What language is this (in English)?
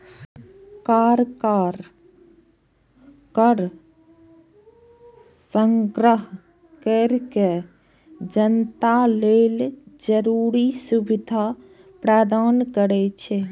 Maithili